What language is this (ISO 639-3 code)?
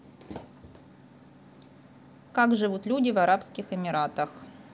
rus